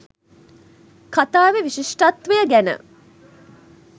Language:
Sinhala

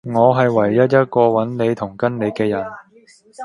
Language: Cantonese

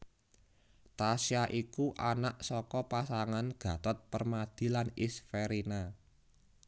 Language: Javanese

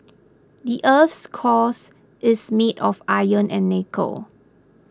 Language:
English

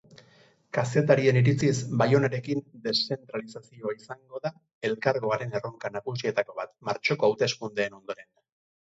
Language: Basque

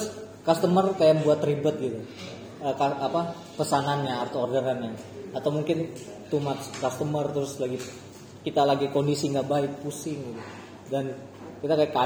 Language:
Indonesian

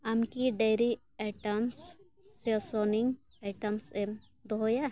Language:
Santali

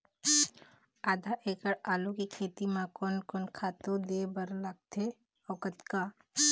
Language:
Chhattisgarhi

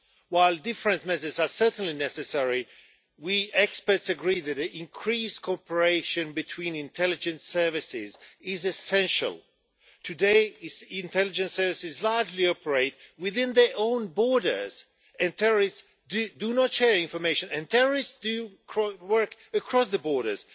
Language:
English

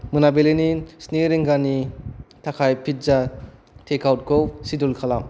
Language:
Bodo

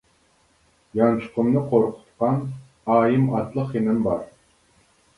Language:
Uyghur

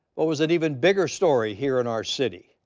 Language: English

